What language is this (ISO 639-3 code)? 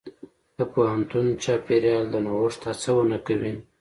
pus